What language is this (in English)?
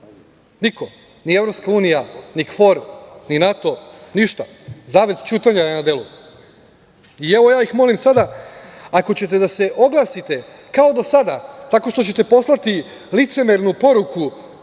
Serbian